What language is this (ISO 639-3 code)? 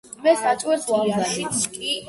kat